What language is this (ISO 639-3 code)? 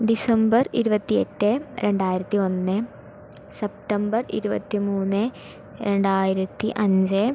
mal